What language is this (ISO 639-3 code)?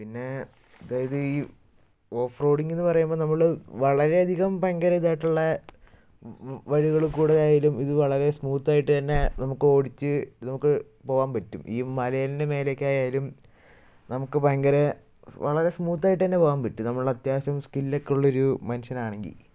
mal